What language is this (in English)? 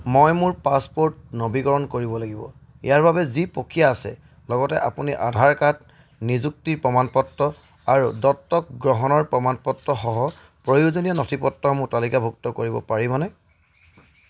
Assamese